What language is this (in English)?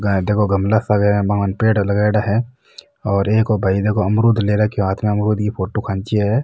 Marwari